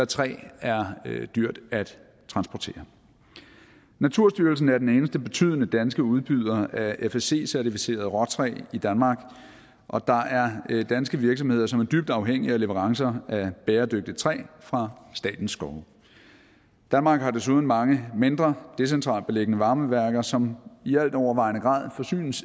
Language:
Danish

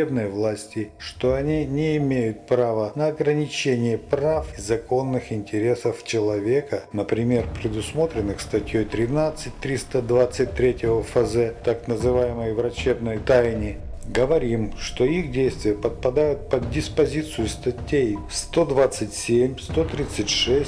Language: Russian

